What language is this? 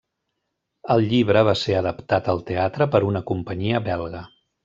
Catalan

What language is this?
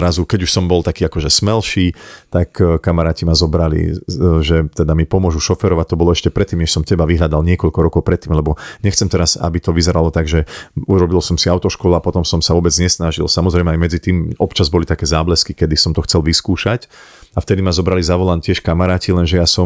Slovak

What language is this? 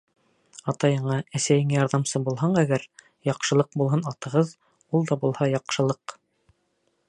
Bashkir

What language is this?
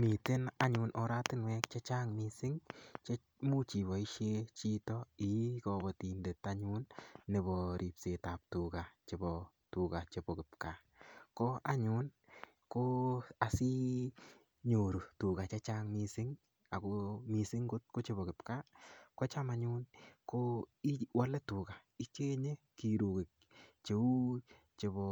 Kalenjin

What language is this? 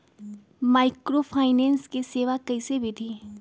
Magahi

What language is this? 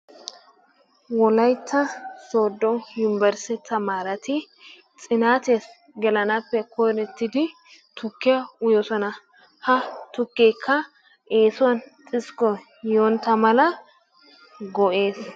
Wolaytta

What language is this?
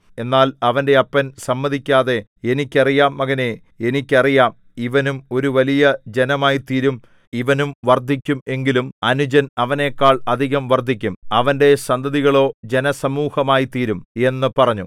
Malayalam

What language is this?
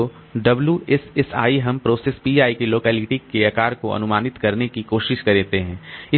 Hindi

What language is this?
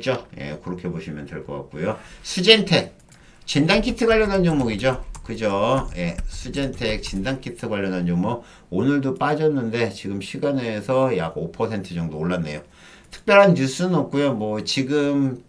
Korean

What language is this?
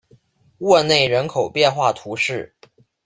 Chinese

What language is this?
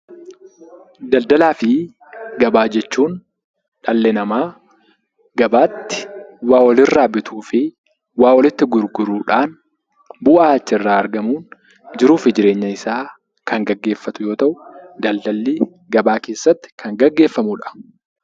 Oromo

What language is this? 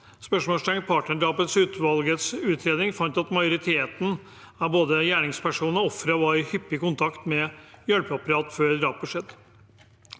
Norwegian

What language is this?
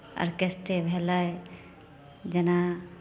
Maithili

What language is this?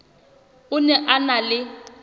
Southern Sotho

